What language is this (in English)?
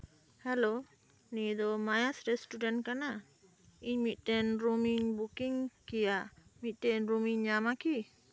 Santali